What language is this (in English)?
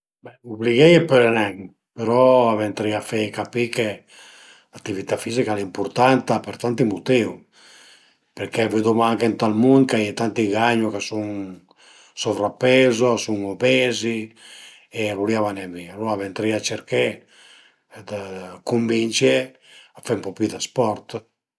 Piedmontese